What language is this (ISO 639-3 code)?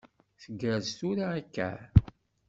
kab